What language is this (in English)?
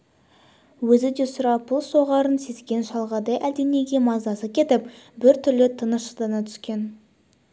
Kazakh